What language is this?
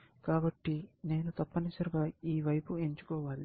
Telugu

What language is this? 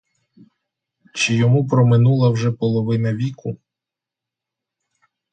Ukrainian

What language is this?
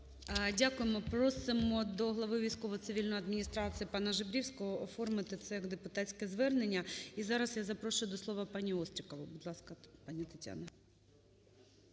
Ukrainian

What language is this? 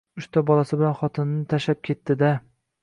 Uzbek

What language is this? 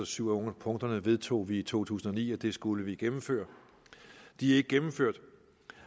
Danish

